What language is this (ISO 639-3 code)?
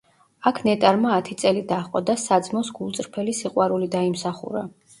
kat